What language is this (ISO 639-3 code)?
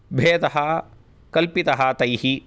san